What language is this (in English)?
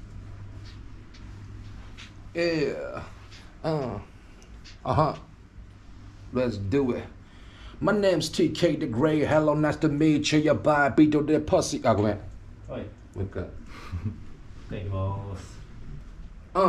Japanese